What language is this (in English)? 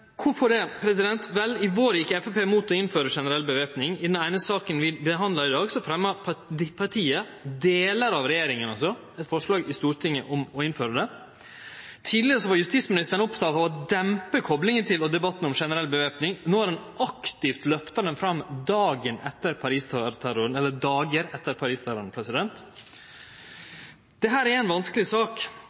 Norwegian Nynorsk